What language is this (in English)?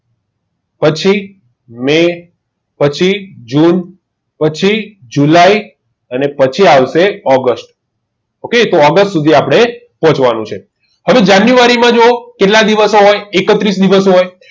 Gujarati